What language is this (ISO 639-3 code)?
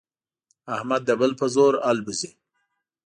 pus